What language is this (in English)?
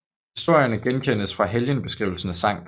Danish